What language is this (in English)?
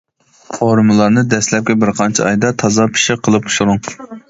Uyghur